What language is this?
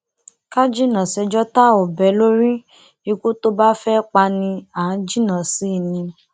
Yoruba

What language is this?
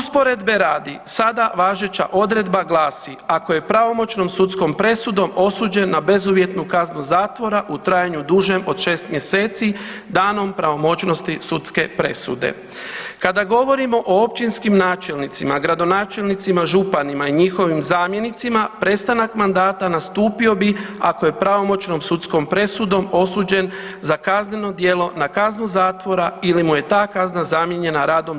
Croatian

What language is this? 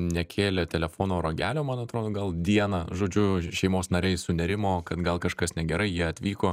Lithuanian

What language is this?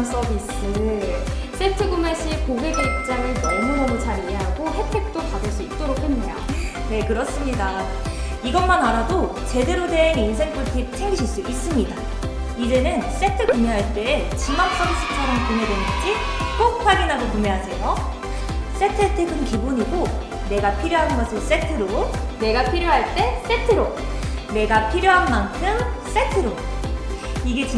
Korean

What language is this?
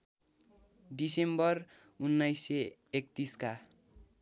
Nepali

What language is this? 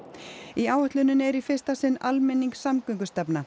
Icelandic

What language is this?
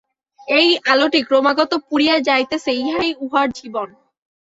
Bangla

